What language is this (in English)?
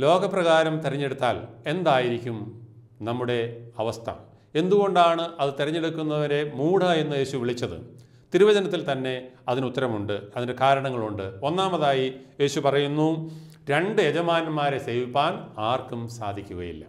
Malayalam